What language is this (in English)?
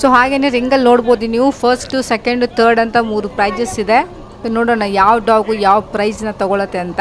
Kannada